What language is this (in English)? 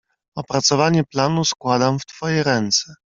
Polish